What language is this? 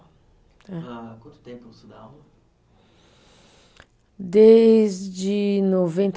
Portuguese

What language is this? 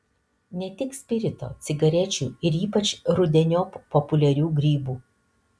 Lithuanian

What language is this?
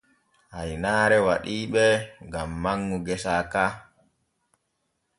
Borgu Fulfulde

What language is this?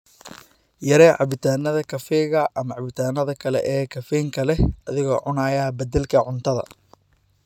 Somali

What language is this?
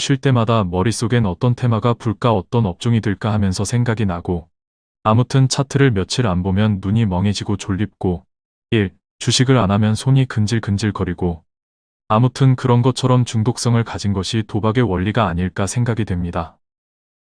Korean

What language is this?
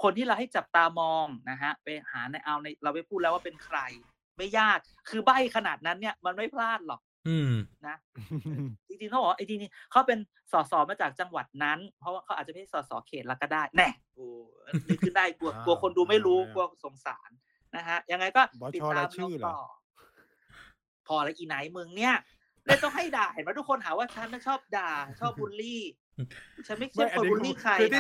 Thai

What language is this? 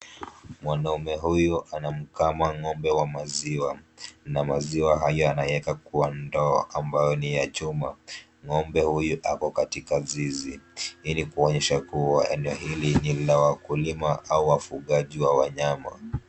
Swahili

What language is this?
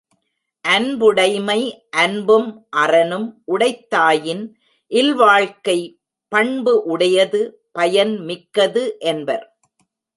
Tamil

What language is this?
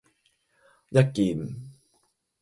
Cantonese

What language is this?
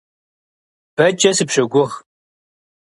Kabardian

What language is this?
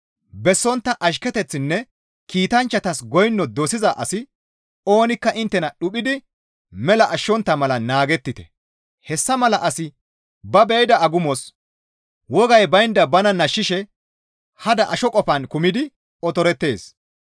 Gamo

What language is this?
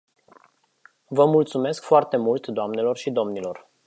Romanian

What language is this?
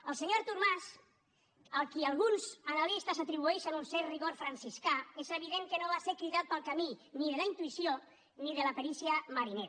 Catalan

